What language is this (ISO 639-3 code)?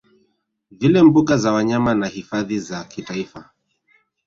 swa